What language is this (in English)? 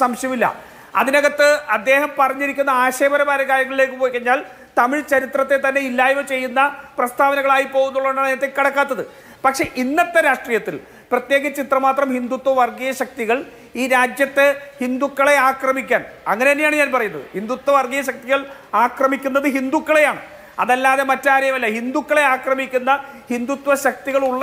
English